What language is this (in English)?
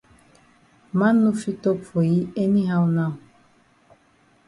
Cameroon Pidgin